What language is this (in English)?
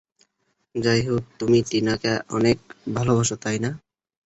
Bangla